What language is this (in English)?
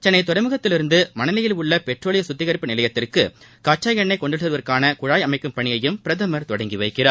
Tamil